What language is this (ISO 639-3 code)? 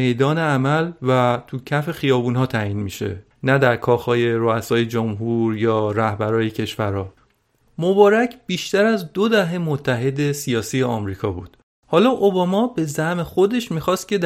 fas